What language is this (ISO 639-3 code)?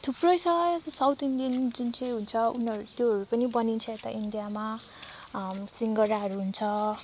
nep